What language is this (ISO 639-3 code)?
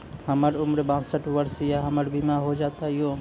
mai